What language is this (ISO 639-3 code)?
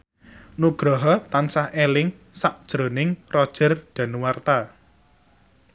jav